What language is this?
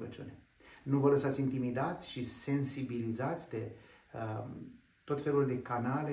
Romanian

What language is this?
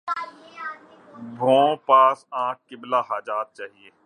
Urdu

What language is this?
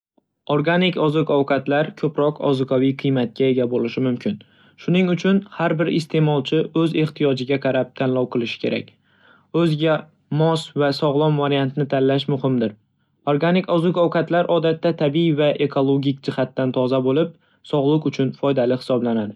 Uzbek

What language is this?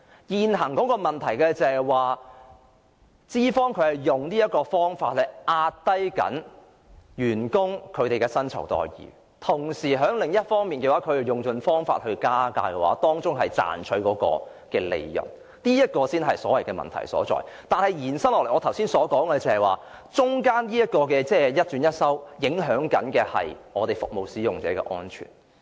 Cantonese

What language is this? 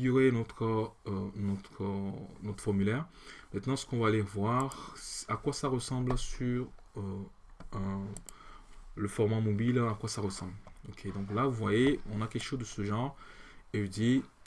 French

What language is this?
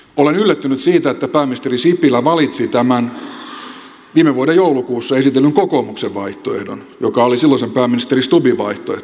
Finnish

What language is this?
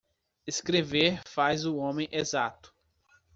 Portuguese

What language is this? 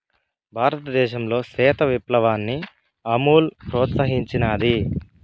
Telugu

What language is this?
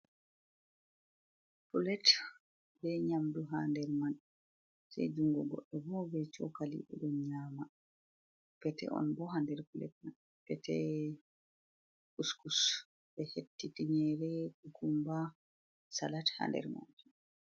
Fula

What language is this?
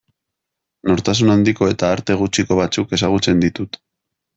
Basque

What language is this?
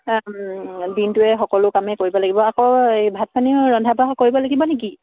Assamese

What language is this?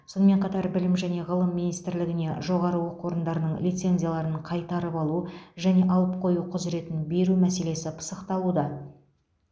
Kazakh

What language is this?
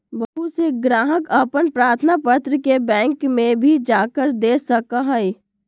Magahi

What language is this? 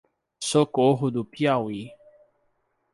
Portuguese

